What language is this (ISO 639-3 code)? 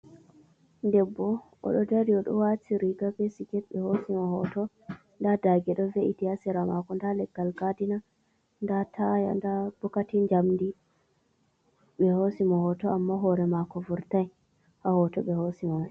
ful